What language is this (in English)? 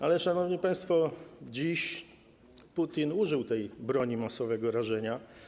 Polish